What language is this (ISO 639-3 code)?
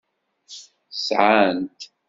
kab